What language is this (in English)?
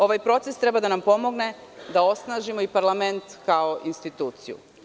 Serbian